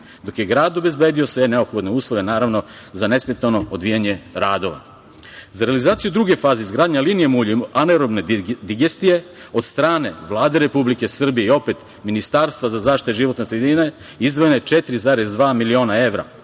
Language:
Serbian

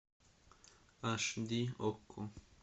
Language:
Russian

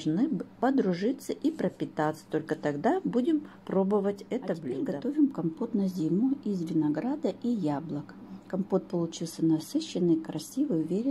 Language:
Russian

